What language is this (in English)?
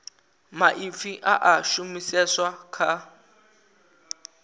Venda